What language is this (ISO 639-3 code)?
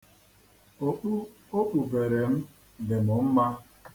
ibo